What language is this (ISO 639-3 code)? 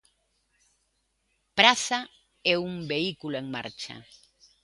glg